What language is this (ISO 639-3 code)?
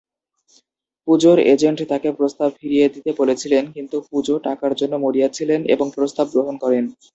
ben